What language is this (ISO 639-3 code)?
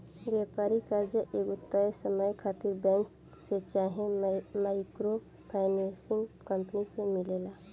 bho